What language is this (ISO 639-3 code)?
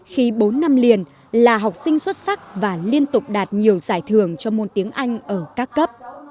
vie